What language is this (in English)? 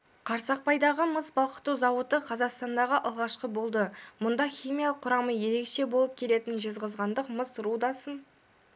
Kazakh